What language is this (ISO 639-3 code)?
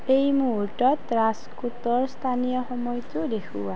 asm